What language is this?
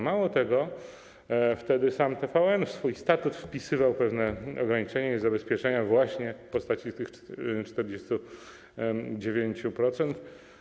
Polish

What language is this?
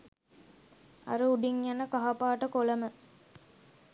Sinhala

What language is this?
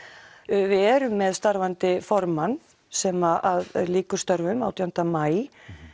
Icelandic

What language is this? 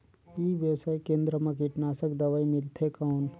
Chhattisgarhi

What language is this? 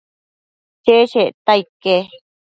Matsés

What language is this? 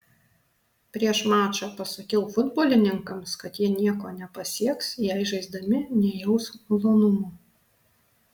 Lithuanian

